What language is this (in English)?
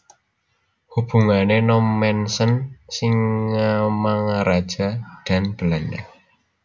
Javanese